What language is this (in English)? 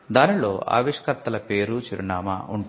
Telugu